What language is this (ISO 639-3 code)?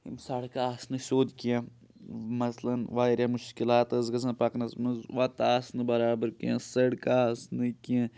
kas